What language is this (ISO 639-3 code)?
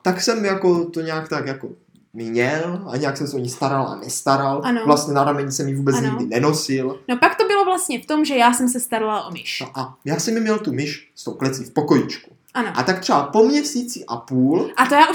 ces